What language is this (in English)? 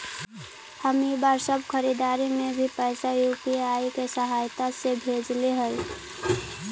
Magahi